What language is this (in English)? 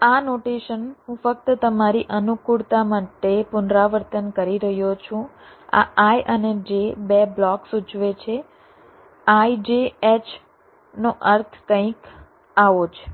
Gujarati